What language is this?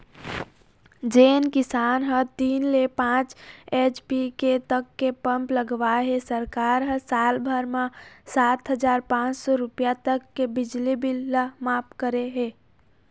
Chhattisgarhi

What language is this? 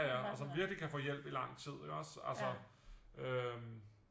Danish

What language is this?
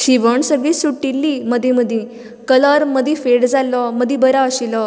Konkani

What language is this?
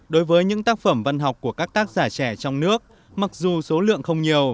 Vietnamese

